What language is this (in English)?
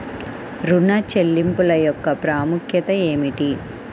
Telugu